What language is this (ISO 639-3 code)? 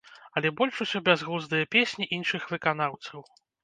bel